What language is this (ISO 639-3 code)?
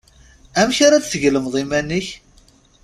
kab